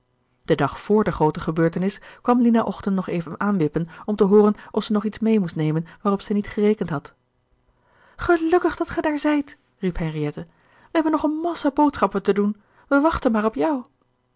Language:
Dutch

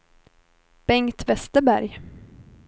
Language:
Swedish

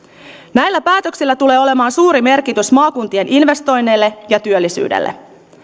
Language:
Finnish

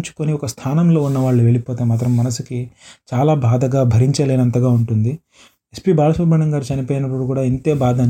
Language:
Telugu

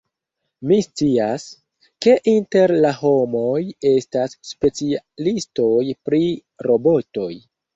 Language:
Esperanto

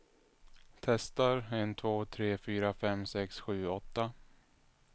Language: Swedish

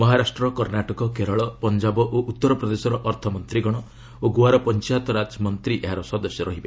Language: Odia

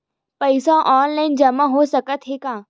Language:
Chhattisgarhi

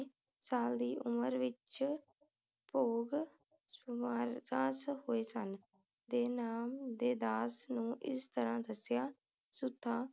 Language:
Punjabi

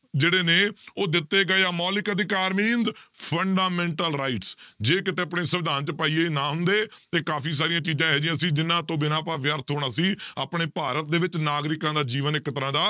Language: Punjabi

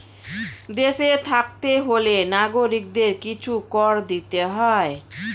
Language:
Bangla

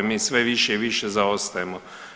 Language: Croatian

